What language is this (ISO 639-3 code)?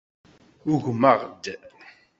kab